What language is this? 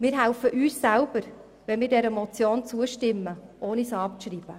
Swiss German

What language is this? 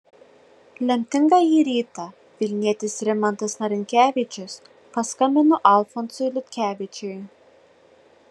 Lithuanian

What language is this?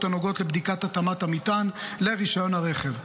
Hebrew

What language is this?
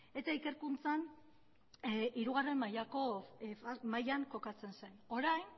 Basque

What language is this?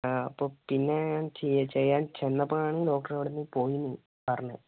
Malayalam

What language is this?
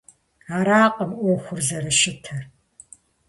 Kabardian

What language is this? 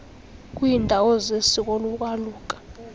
Xhosa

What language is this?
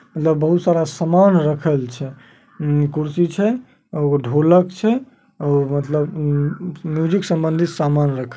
Magahi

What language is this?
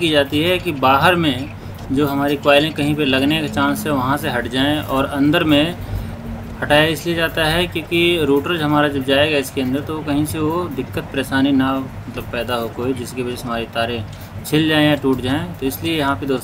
Hindi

